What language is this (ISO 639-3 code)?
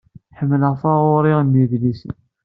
kab